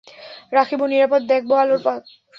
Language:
Bangla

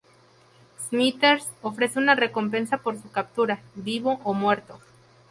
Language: Spanish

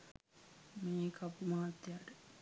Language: Sinhala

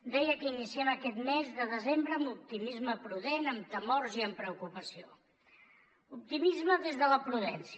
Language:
Catalan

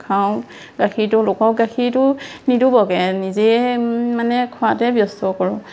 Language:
Assamese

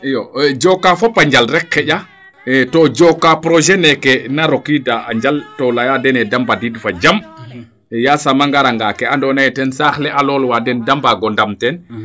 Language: Serer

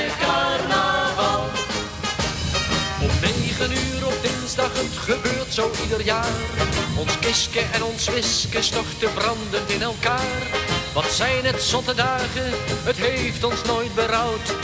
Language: Dutch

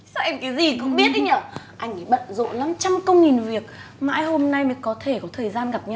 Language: Vietnamese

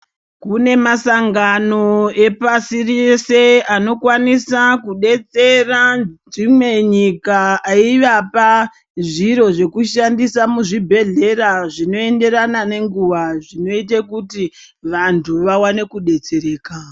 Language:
Ndau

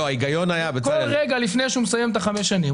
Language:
Hebrew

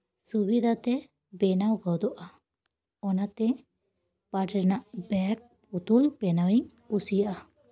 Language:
Santali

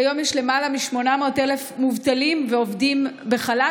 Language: Hebrew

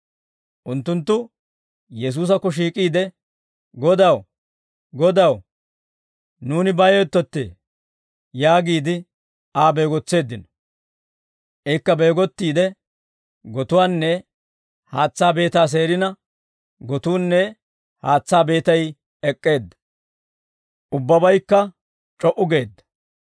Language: Dawro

